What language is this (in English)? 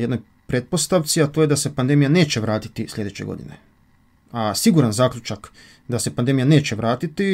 Croatian